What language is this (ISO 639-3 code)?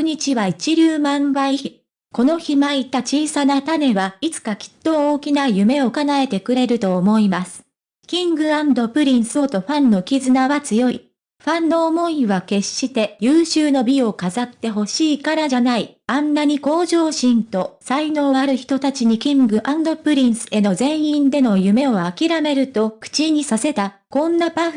jpn